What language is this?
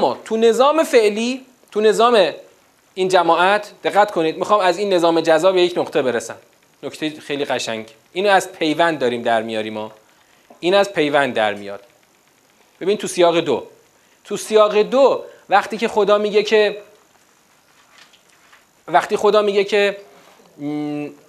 Persian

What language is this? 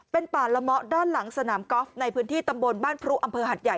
Thai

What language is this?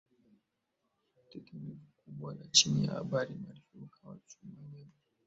Swahili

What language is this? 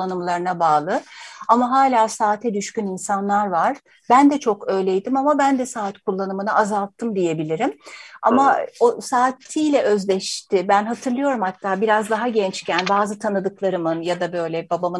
Turkish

